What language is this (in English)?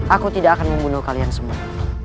Indonesian